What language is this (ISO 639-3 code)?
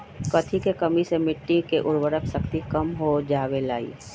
mag